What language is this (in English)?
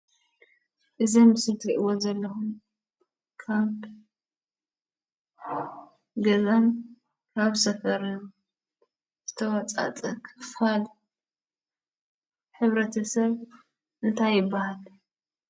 Tigrinya